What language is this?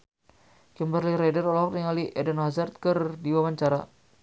Sundanese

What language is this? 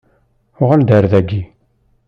Kabyle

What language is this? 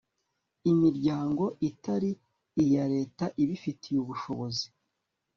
Kinyarwanda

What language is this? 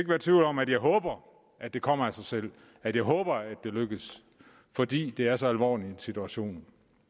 Danish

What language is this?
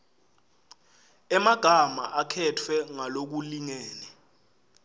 Swati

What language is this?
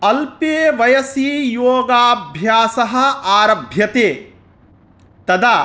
Sanskrit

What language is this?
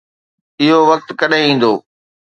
Sindhi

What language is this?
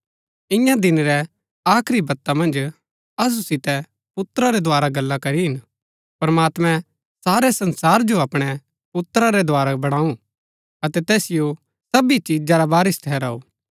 Gaddi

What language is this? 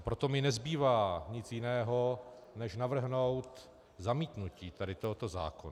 Czech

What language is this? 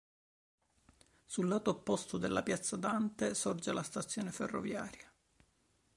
Italian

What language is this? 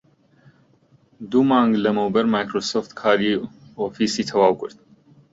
Central Kurdish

